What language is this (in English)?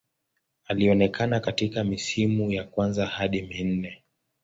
Swahili